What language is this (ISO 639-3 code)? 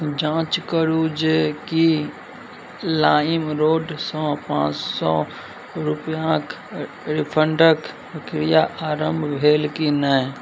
mai